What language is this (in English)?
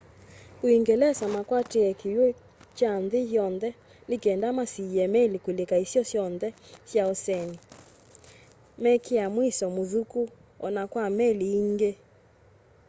Kamba